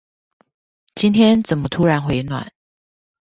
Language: Chinese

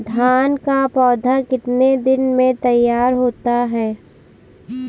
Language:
Hindi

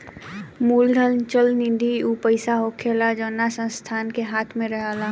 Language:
Bhojpuri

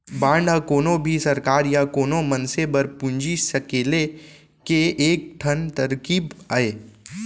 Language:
Chhattisgarhi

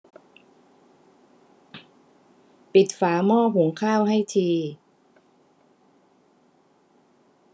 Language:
Thai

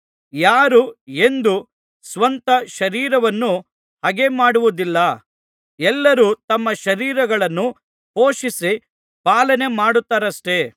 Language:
Kannada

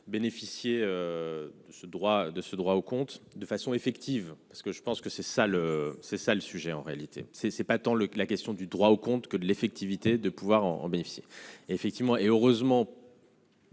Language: French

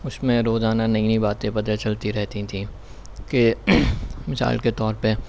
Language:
Urdu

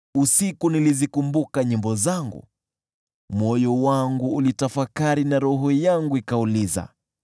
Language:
Swahili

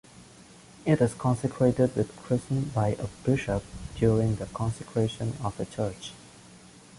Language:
English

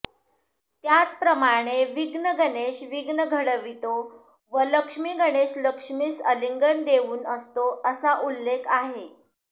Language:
Marathi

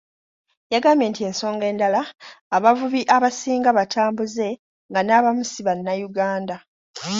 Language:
Ganda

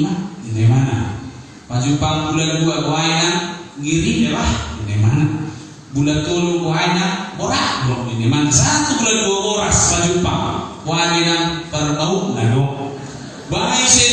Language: Indonesian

